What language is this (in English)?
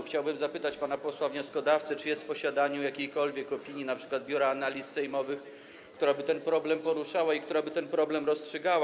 Polish